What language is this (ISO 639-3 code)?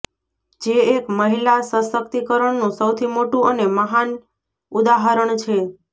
guj